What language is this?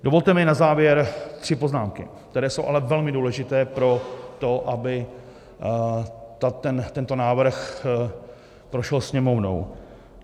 Czech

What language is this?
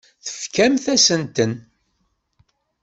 Kabyle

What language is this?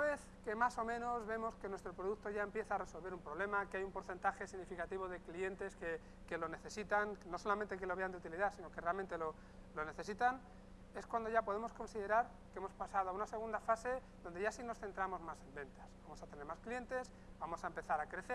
Spanish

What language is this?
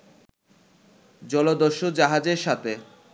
Bangla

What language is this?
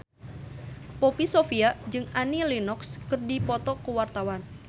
Sundanese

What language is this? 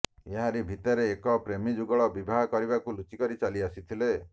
Odia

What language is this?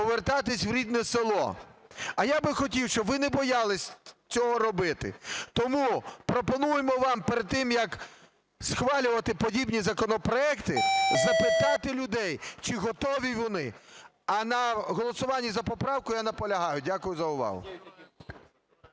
Ukrainian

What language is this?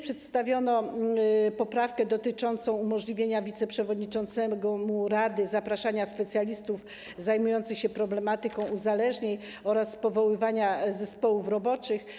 Polish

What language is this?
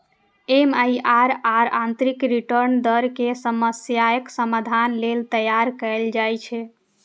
Maithili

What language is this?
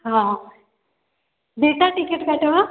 Odia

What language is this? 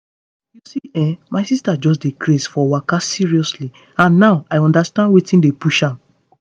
Nigerian Pidgin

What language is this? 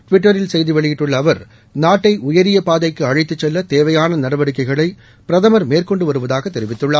Tamil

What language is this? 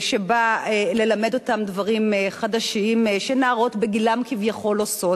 Hebrew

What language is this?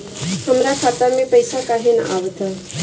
Bhojpuri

